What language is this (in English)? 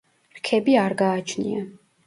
Georgian